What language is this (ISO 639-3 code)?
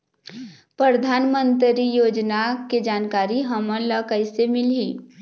hne